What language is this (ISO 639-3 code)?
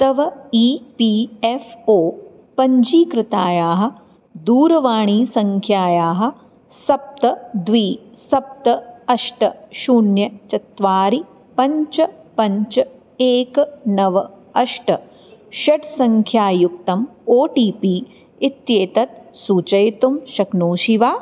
san